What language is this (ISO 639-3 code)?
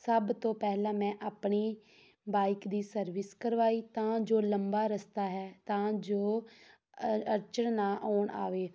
pan